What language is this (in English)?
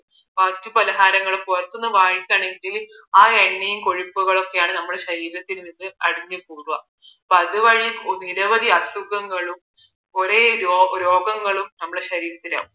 Malayalam